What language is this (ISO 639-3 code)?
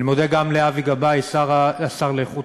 heb